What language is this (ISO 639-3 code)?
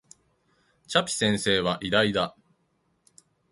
jpn